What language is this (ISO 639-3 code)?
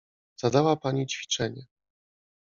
pol